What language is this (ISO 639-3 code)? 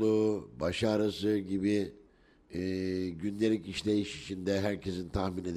tur